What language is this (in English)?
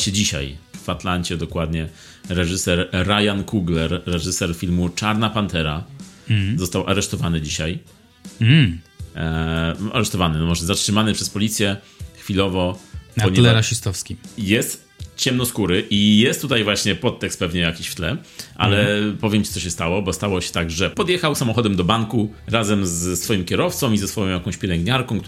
Polish